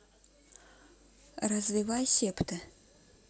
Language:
Russian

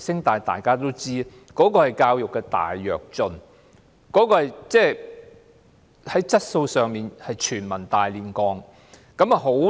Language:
Cantonese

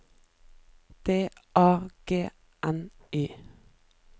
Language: Norwegian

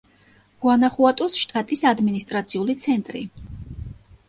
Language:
Georgian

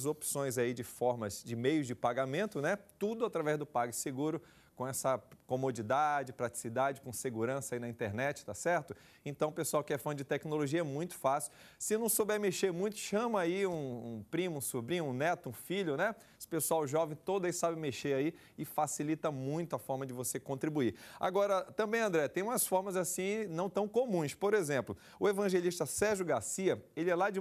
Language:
Portuguese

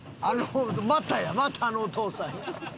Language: Japanese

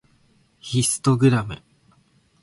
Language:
Japanese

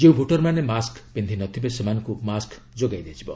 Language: Odia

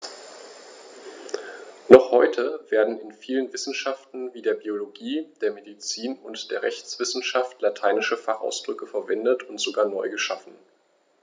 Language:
German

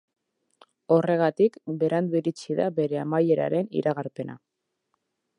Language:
Basque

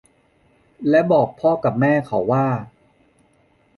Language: Thai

